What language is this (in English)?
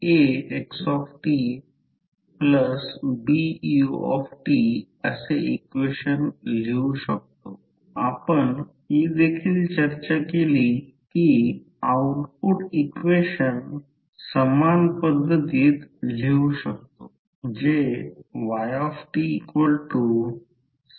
Marathi